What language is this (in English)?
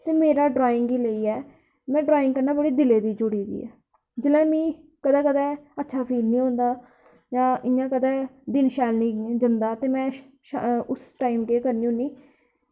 Dogri